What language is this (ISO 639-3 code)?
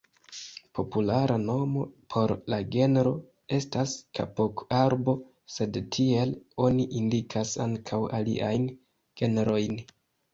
epo